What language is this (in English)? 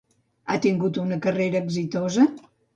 Catalan